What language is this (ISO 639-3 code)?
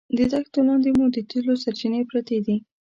pus